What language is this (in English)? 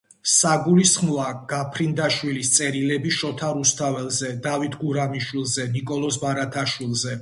Georgian